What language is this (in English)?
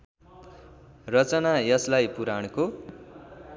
Nepali